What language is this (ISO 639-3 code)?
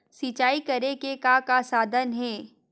hne